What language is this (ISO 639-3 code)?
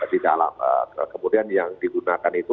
ind